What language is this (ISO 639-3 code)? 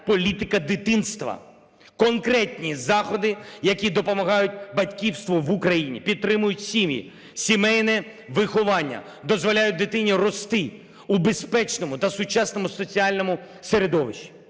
ukr